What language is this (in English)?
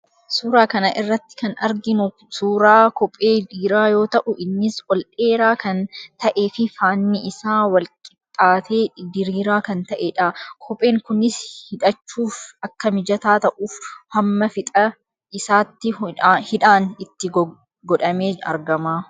Oromo